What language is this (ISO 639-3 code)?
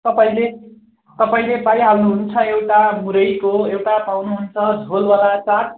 nep